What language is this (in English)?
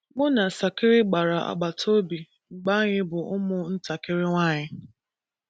Igbo